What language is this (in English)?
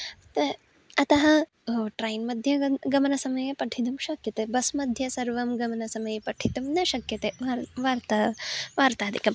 Sanskrit